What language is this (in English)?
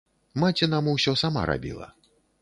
Belarusian